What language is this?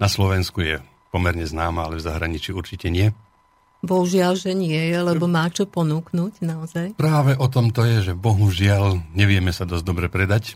Slovak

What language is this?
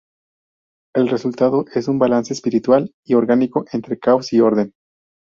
Spanish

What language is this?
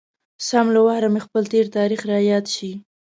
Pashto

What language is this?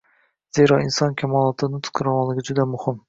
Uzbek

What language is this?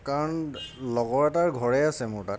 Assamese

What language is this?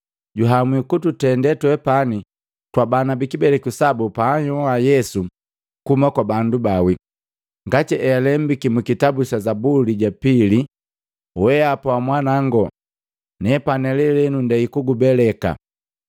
Matengo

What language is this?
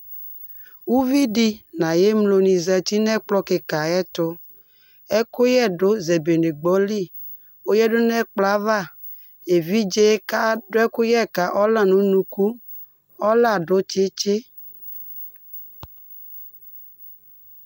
Ikposo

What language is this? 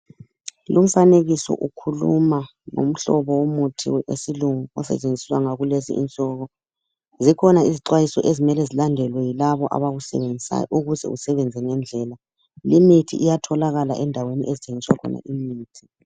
North Ndebele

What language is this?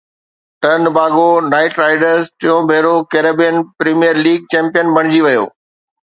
Sindhi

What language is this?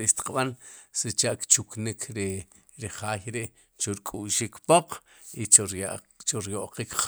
Sipacapense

